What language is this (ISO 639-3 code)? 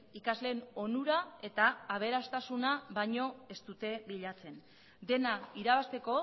eus